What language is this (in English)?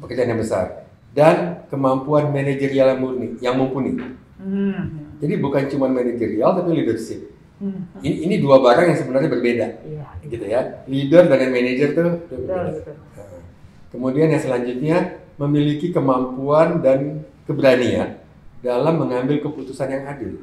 Indonesian